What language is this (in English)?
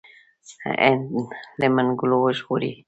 Pashto